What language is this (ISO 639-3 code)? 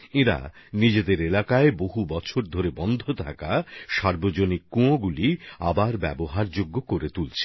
ben